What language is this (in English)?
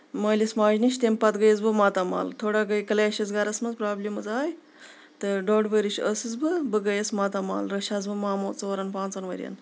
Kashmiri